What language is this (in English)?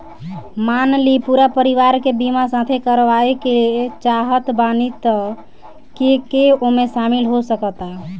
Bhojpuri